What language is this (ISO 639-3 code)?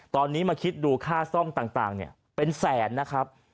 tha